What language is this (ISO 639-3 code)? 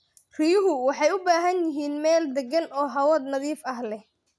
som